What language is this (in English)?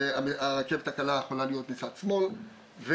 Hebrew